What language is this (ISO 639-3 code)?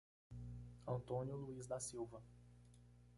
por